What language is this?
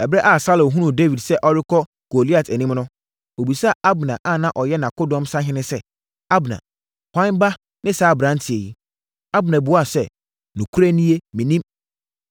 Akan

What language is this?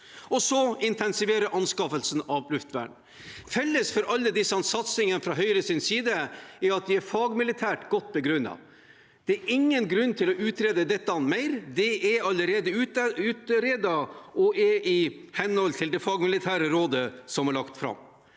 Norwegian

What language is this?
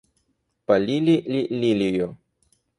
Russian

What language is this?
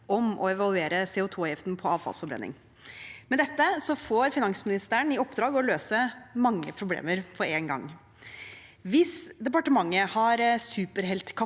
Norwegian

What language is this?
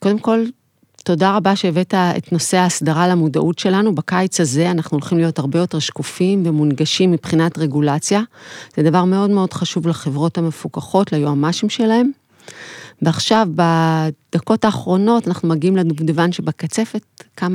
Hebrew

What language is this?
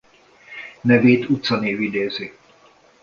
Hungarian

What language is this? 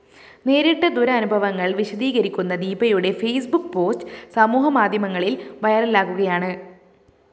Malayalam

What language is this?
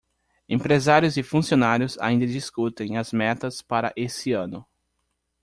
Portuguese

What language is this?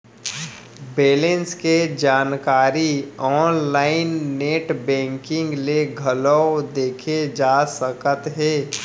Chhattisgarhi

